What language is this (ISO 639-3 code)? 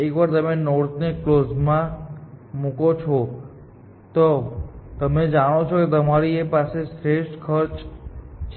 guj